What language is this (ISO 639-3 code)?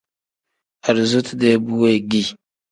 kdh